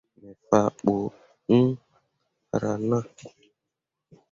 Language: Mundang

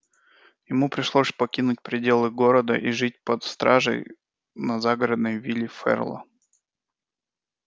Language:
Russian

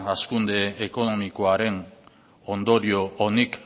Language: Basque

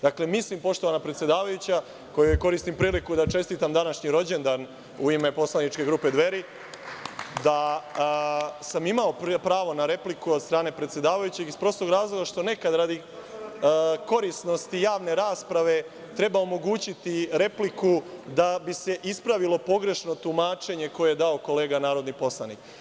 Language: Serbian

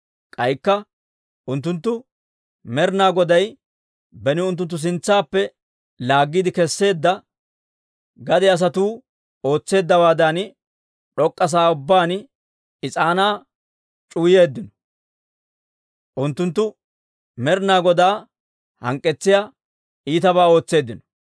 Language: Dawro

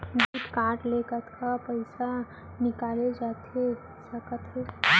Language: Chhattisgarhi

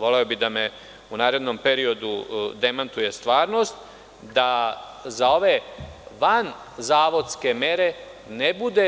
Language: Serbian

